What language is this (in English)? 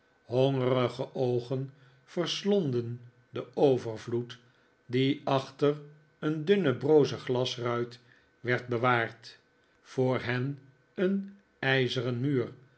Dutch